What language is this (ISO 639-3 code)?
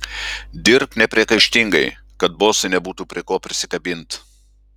lit